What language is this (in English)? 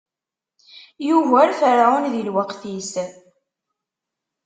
Kabyle